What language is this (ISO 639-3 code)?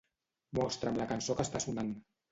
cat